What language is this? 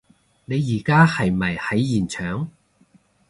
Cantonese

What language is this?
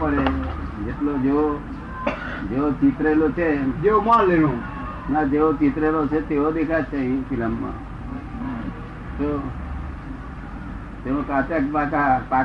Gujarati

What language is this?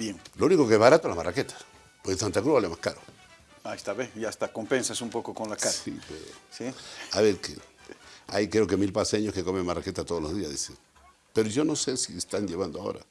Spanish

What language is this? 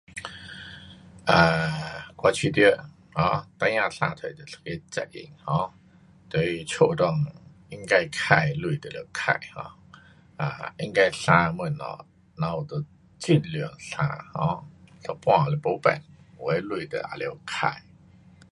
Pu-Xian Chinese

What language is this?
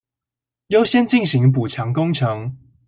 Chinese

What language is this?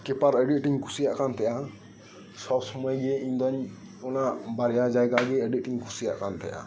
Santali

